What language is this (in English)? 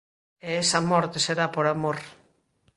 Galician